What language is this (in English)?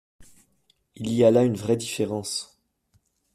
French